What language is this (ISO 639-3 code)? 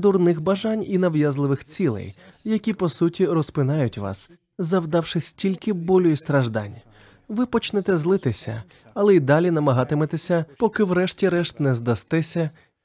ukr